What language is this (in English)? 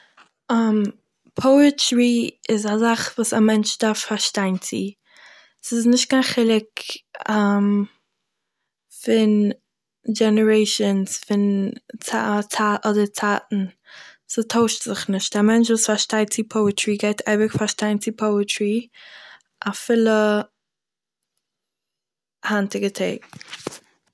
Yiddish